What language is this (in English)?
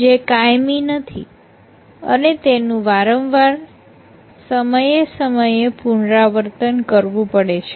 Gujarati